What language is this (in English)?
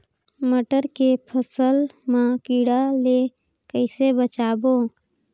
Chhattisgarhi